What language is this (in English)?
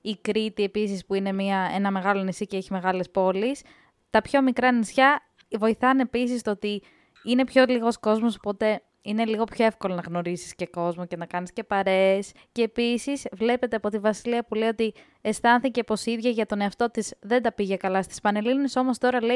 Greek